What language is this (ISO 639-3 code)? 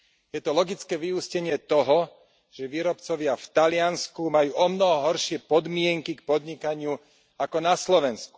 slk